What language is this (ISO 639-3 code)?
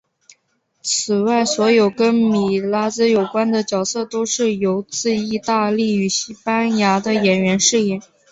zho